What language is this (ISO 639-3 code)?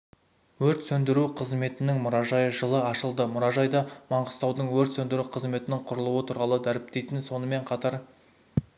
kaz